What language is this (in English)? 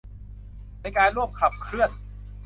Thai